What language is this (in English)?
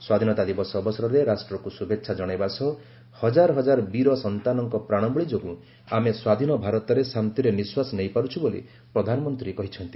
Odia